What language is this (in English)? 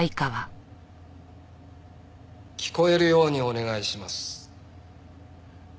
Japanese